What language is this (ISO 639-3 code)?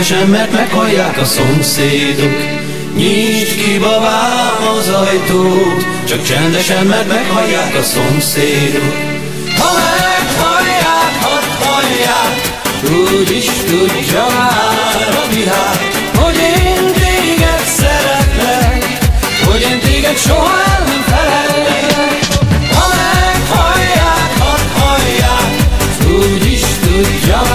hun